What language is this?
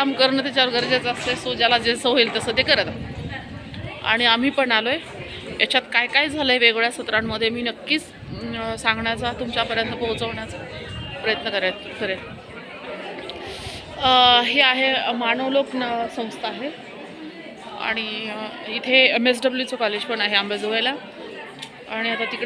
Romanian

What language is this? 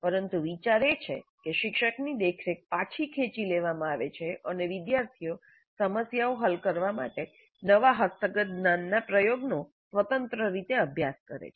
Gujarati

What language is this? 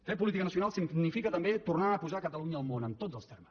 Catalan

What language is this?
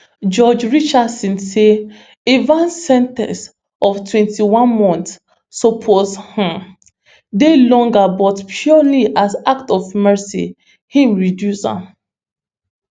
Nigerian Pidgin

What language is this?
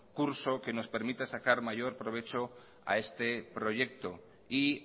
Spanish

